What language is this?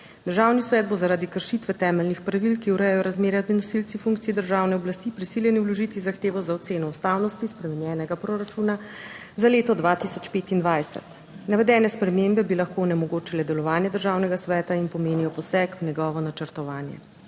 Slovenian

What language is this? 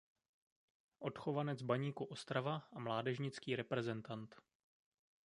Czech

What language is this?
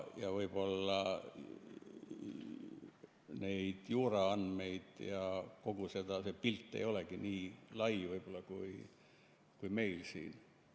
Estonian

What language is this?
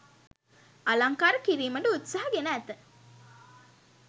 Sinhala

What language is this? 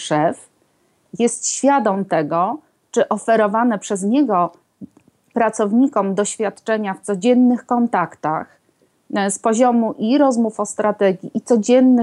Polish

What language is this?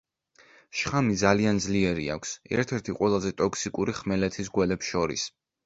Georgian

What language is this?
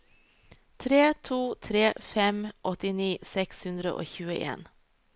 Norwegian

